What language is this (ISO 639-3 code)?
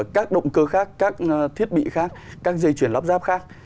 vie